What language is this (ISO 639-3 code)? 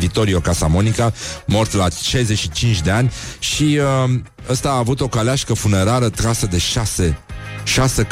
ron